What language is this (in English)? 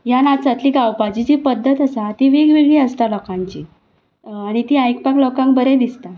Konkani